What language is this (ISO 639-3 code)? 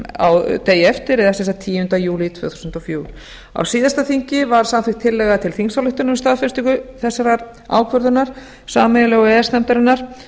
isl